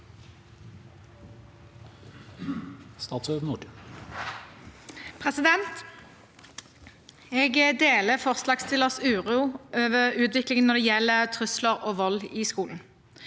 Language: Norwegian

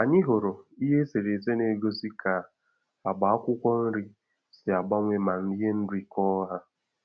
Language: Igbo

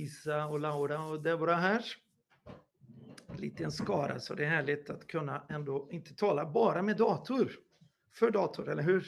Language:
Swedish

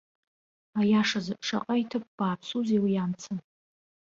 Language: Abkhazian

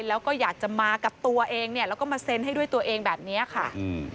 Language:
Thai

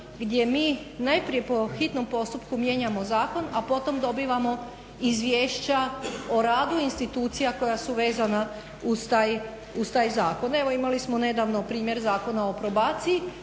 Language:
Croatian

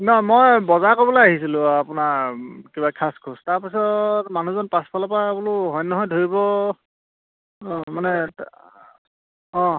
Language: Assamese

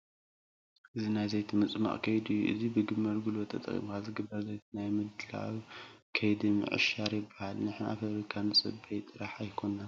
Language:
Tigrinya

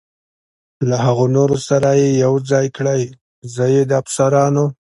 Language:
Pashto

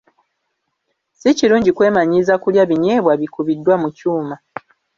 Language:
Ganda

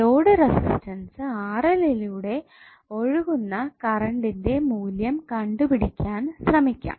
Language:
Malayalam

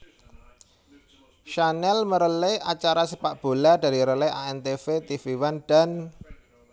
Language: Javanese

